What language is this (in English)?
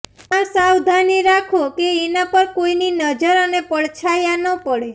Gujarati